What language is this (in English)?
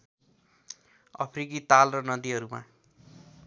Nepali